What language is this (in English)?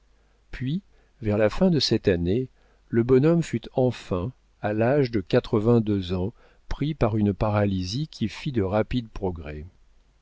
French